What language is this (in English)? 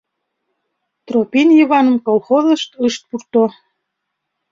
Mari